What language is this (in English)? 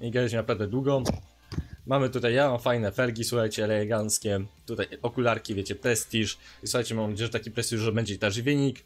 Polish